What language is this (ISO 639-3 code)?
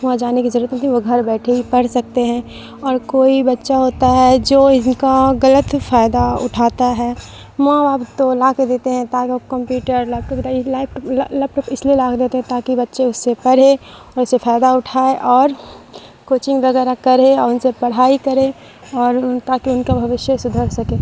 urd